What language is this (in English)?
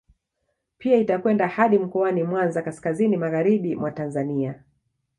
Swahili